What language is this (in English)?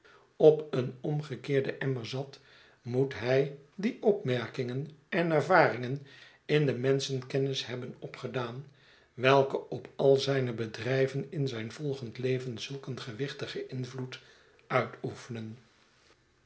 Dutch